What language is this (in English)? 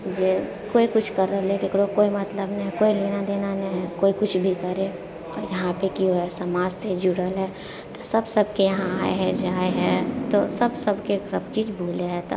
Maithili